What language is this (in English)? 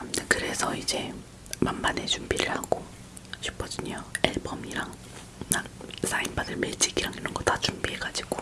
Korean